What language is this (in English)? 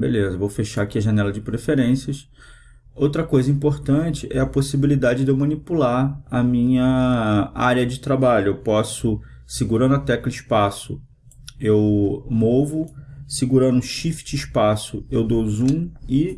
Portuguese